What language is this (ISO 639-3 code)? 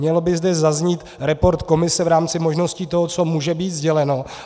ces